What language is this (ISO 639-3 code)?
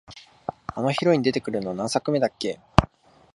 jpn